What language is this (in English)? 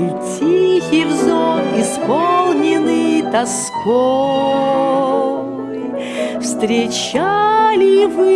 Russian